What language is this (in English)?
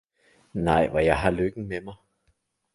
Danish